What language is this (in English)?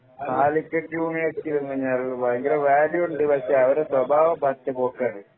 Malayalam